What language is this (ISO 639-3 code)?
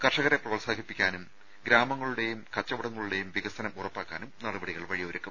mal